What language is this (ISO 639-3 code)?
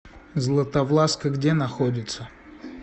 rus